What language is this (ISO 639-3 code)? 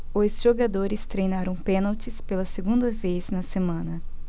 por